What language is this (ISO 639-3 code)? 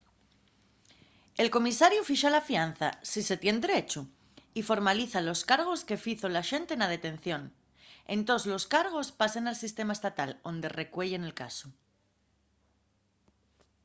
ast